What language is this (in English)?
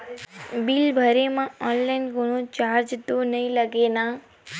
Chhattisgarhi